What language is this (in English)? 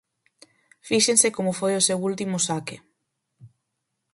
Galician